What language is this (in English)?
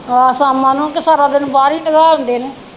Punjabi